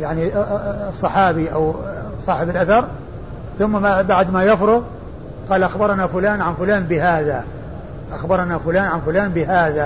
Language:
Arabic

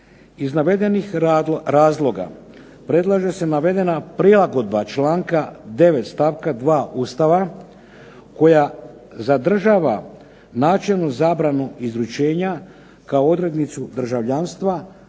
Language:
Croatian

